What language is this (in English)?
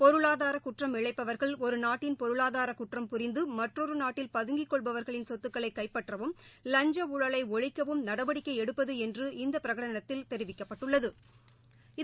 Tamil